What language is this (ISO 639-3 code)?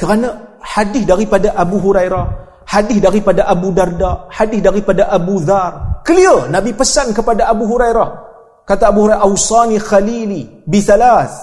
msa